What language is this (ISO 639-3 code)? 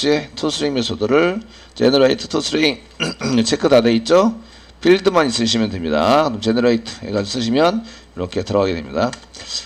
kor